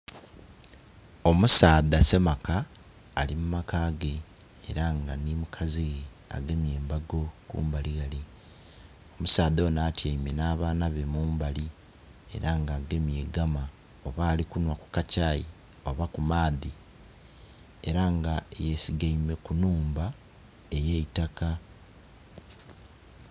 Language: Soga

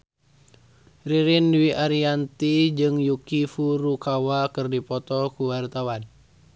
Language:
Sundanese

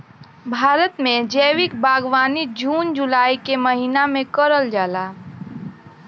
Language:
Bhojpuri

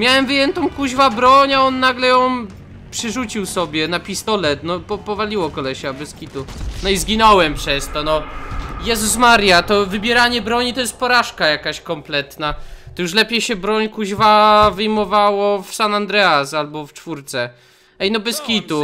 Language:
Polish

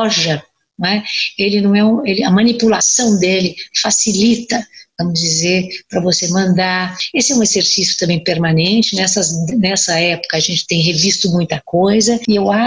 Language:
Portuguese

